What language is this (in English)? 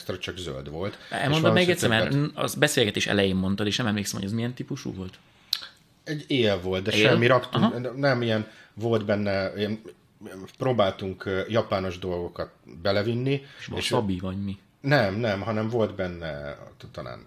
Hungarian